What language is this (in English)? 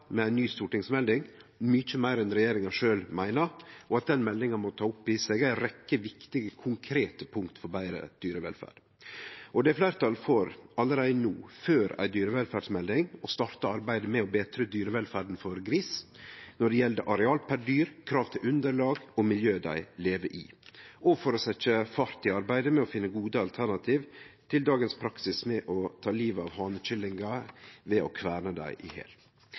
Norwegian Nynorsk